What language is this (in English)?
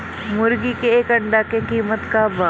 Bhojpuri